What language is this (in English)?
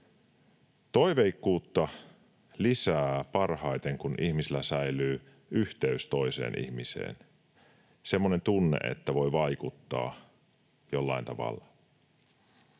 Finnish